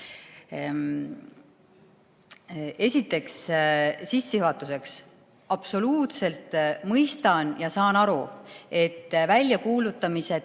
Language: Estonian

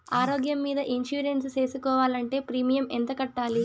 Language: Telugu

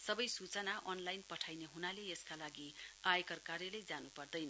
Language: Nepali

